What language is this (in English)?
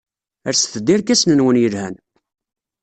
Kabyle